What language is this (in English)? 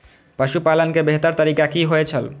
Maithili